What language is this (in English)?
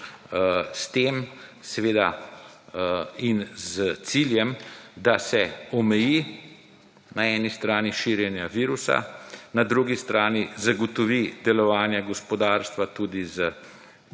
Slovenian